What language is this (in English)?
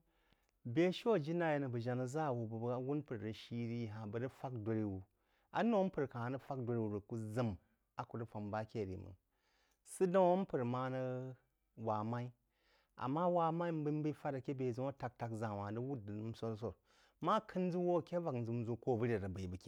Jiba